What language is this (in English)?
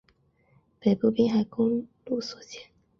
Chinese